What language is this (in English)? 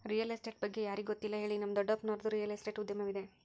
Kannada